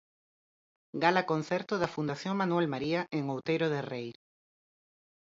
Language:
Galician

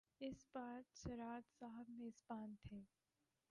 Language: Urdu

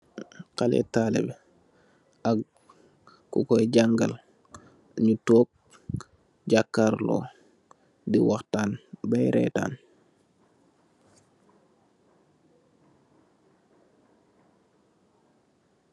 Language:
Wolof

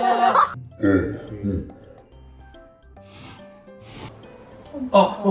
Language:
Japanese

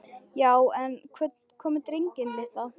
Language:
Icelandic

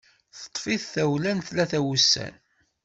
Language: Kabyle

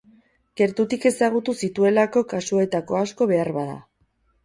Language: Basque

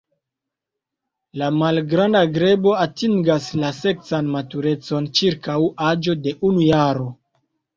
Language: Esperanto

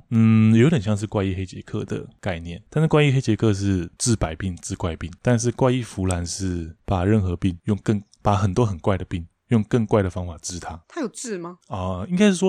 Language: Chinese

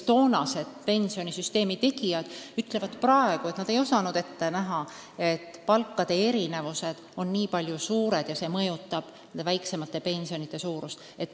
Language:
Estonian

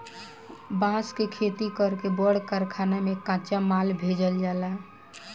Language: Bhojpuri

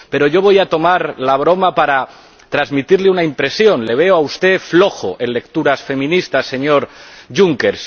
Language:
Spanish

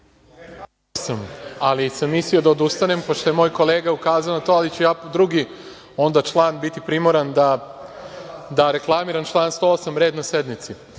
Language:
Serbian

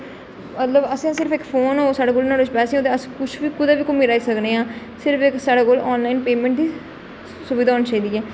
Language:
Dogri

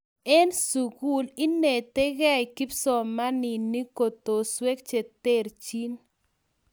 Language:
Kalenjin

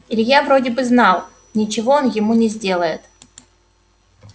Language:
Russian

